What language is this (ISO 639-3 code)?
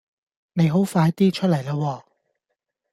yue